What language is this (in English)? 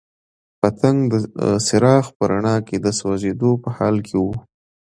Pashto